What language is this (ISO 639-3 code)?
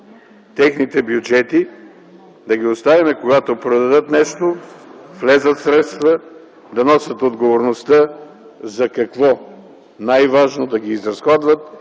bul